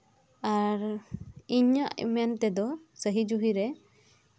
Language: Santali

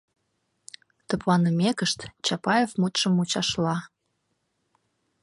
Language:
Mari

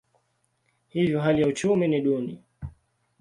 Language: Swahili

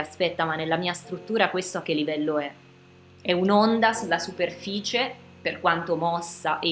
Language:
Italian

